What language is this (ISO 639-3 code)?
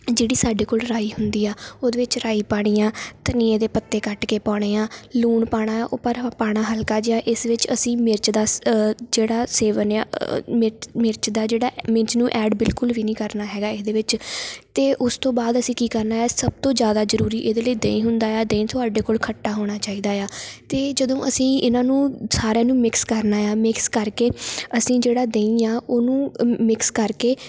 pan